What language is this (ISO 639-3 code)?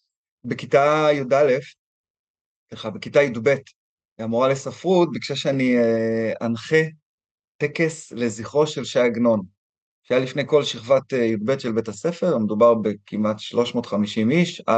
heb